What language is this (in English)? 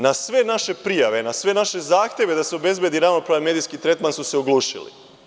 Serbian